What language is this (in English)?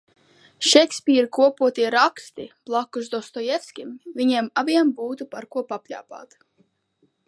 Latvian